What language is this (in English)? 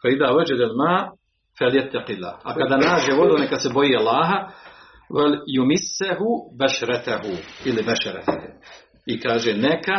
Croatian